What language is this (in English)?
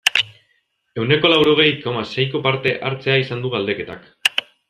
Basque